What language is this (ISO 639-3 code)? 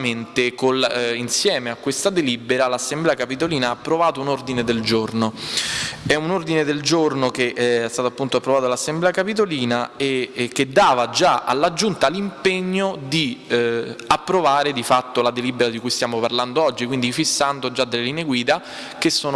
ita